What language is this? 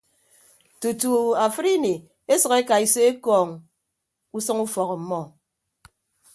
Ibibio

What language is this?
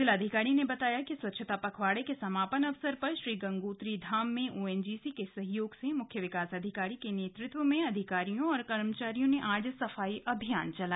Hindi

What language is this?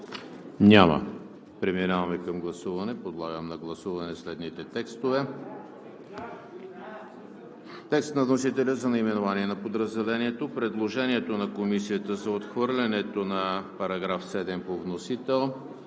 Bulgarian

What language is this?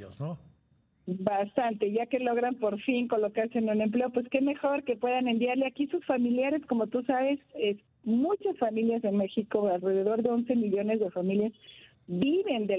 Spanish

